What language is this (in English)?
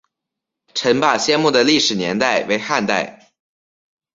Chinese